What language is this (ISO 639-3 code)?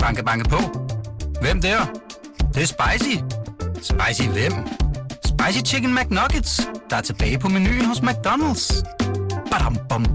dan